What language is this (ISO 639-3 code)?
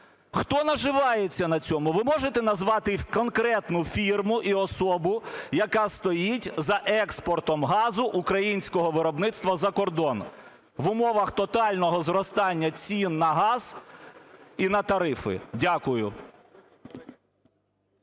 ukr